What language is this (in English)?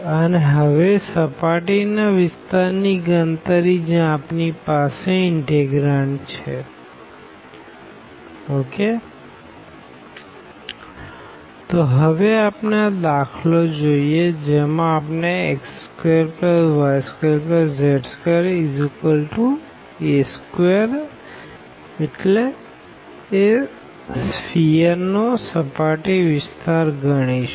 Gujarati